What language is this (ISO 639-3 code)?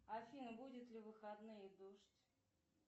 rus